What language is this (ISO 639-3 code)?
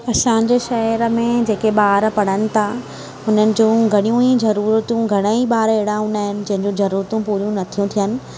snd